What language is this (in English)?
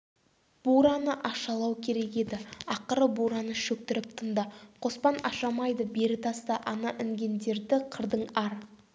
Kazakh